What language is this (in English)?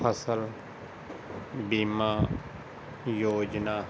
Punjabi